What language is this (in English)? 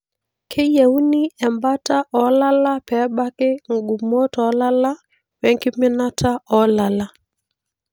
Masai